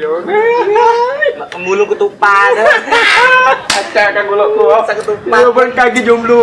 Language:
Indonesian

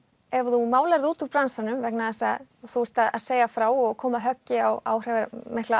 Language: Icelandic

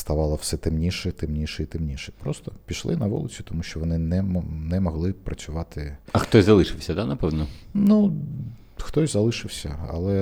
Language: Ukrainian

